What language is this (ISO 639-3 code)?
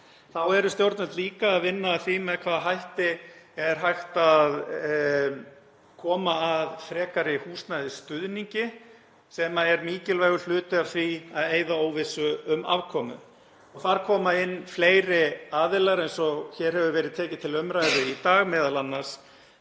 isl